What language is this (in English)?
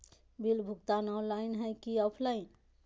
Magahi